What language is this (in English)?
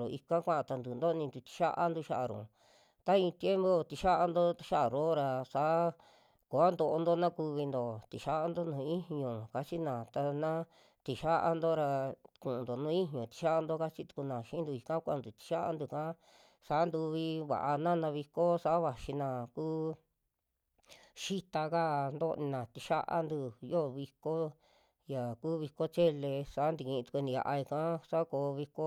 Western Juxtlahuaca Mixtec